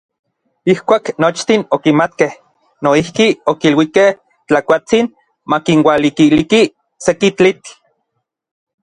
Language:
Orizaba Nahuatl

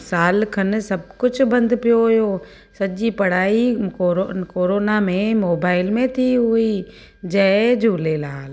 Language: Sindhi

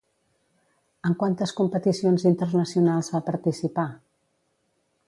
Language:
Catalan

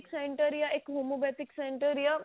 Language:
Punjabi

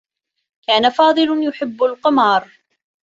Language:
Arabic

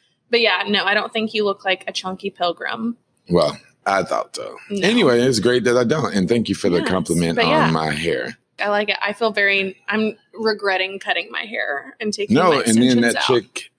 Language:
English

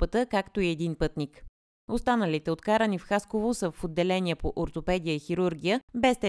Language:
Bulgarian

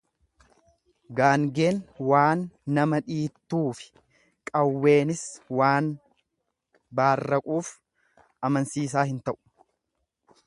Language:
Oromo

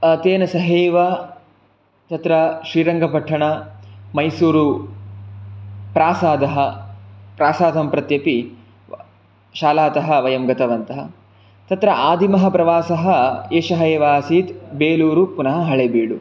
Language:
Sanskrit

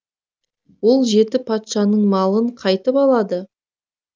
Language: Kazakh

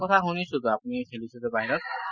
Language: Assamese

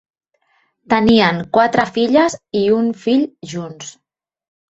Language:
Catalan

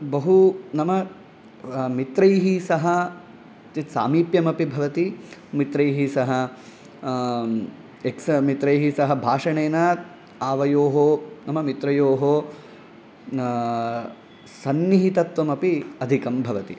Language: Sanskrit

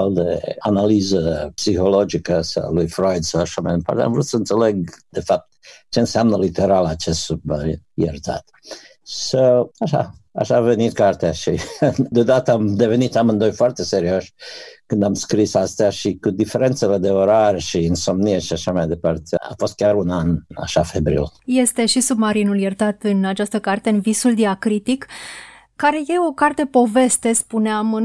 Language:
Romanian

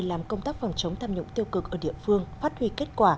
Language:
Vietnamese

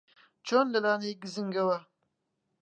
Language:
Central Kurdish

